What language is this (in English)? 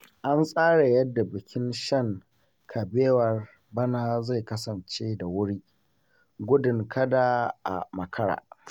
Hausa